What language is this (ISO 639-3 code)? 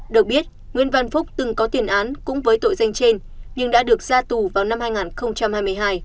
vie